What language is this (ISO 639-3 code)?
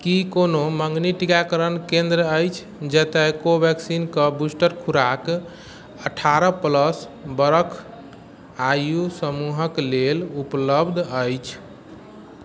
mai